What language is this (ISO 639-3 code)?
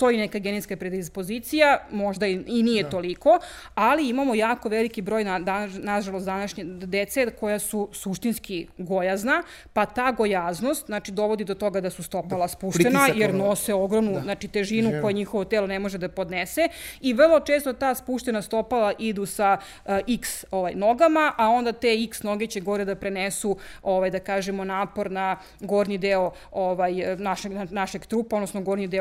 hrv